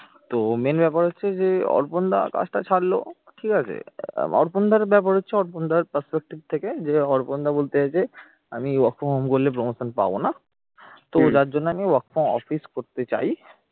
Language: Bangla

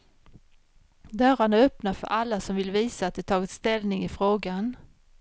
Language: Swedish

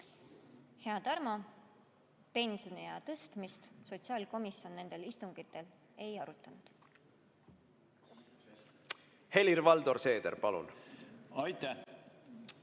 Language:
Estonian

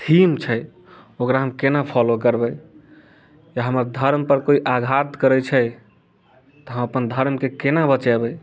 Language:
Maithili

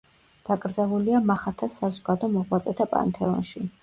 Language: Georgian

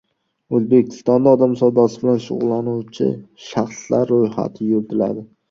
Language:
Uzbek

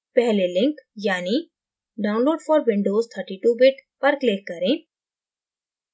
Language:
Hindi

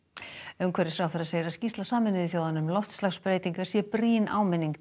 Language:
Icelandic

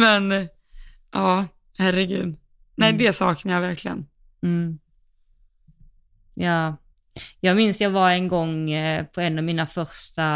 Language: Swedish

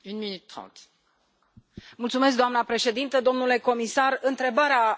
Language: Romanian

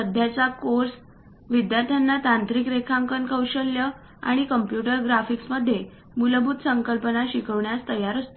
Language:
Marathi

